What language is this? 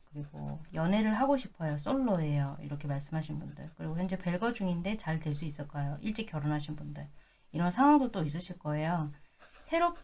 Korean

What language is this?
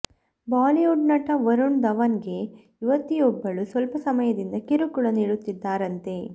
Kannada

